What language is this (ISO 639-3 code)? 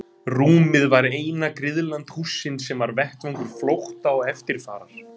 isl